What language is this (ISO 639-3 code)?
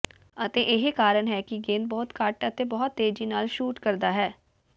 pan